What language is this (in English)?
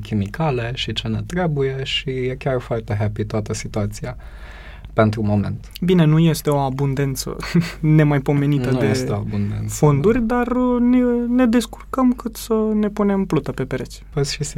Romanian